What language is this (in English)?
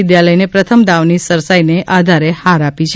Gujarati